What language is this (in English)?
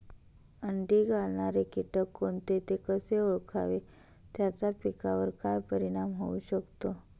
Marathi